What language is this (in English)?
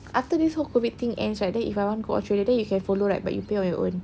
English